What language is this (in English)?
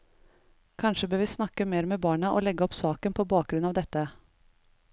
Norwegian